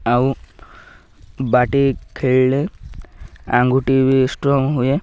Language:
Odia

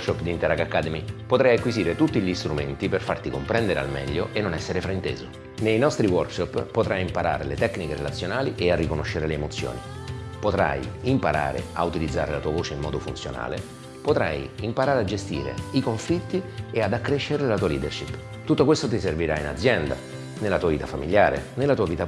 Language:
Italian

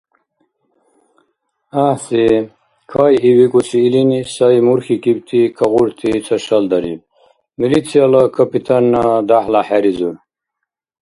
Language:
Dargwa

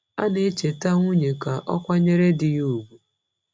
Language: Igbo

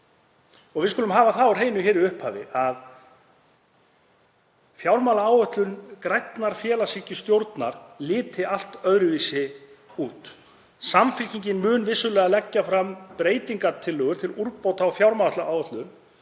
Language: Icelandic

